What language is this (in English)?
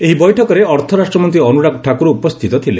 Odia